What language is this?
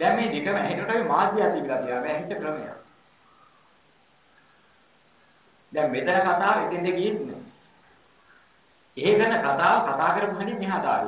Indonesian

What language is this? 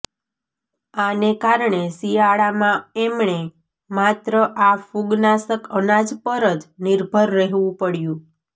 Gujarati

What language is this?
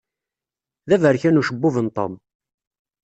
Kabyle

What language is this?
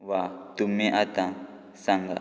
Konkani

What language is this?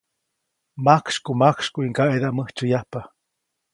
Copainalá Zoque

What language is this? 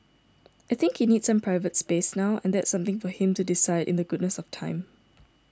English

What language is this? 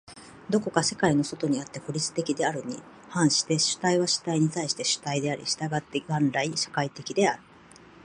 Japanese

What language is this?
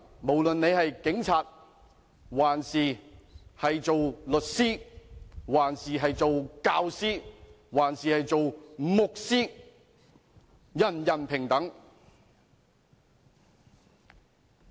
Cantonese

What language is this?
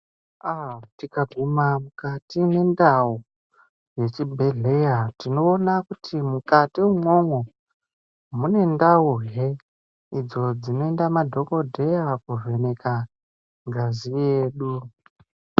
Ndau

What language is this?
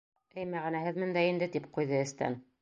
Bashkir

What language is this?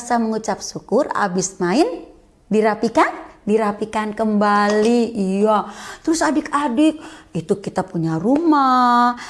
Indonesian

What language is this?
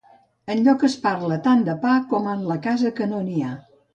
Catalan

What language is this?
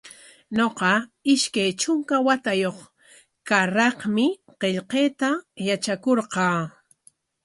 Corongo Ancash Quechua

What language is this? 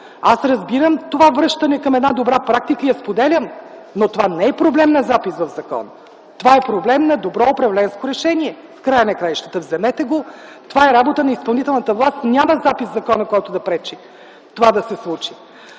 Bulgarian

